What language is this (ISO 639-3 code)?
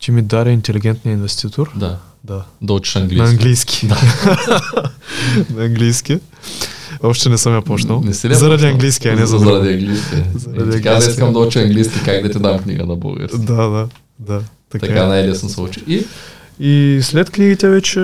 bul